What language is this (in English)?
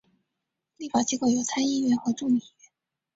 Chinese